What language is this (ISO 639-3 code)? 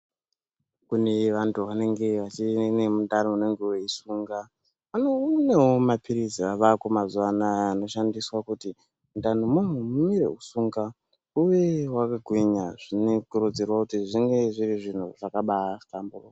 ndc